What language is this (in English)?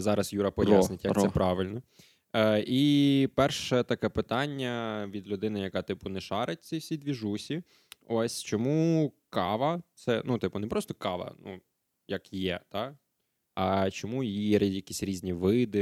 Ukrainian